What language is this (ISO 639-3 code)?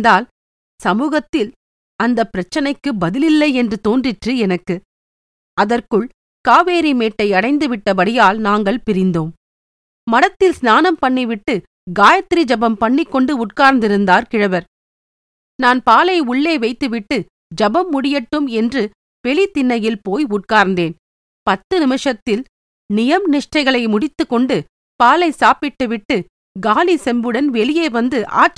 tam